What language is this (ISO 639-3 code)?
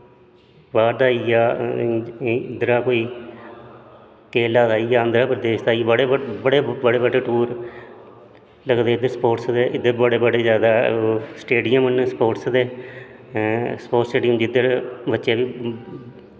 doi